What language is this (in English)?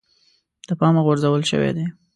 Pashto